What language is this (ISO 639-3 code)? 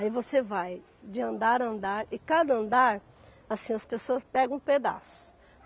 por